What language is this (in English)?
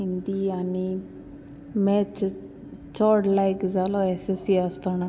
Konkani